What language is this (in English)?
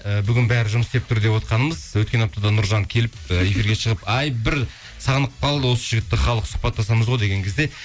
Kazakh